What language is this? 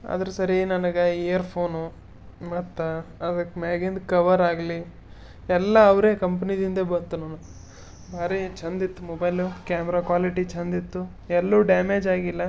Kannada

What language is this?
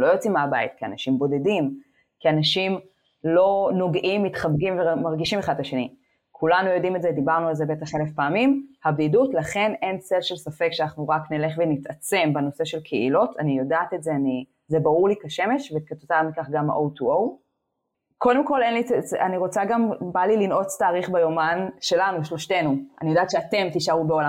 Hebrew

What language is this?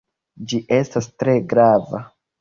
Esperanto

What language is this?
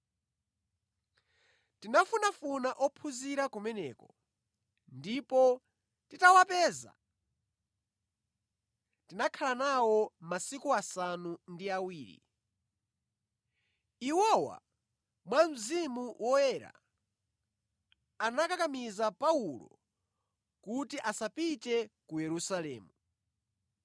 Nyanja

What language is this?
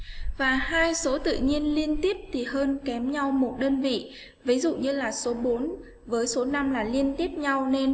Vietnamese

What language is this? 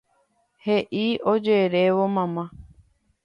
Guarani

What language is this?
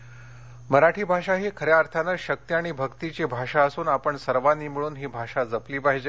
Marathi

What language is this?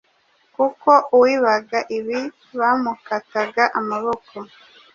Kinyarwanda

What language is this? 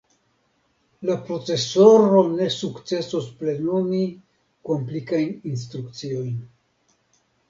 Esperanto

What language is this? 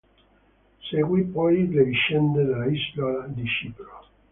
Italian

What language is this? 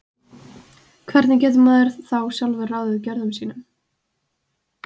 Icelandic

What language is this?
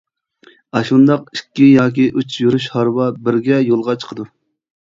Uyghur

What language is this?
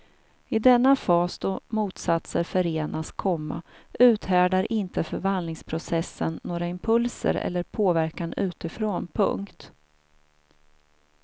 Swedish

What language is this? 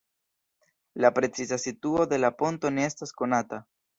Esperanto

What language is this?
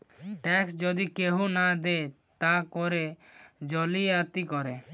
Bangla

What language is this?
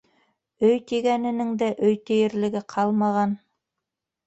Bashkir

